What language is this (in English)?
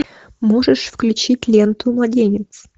Russian